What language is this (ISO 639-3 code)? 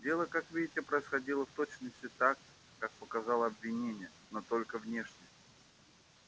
rus